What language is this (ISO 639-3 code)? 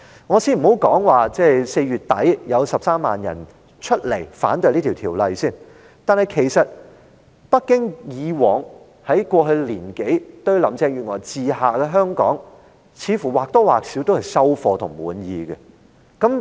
yue